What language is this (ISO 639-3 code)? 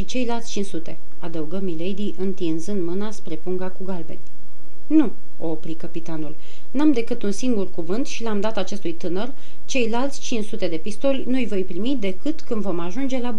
ron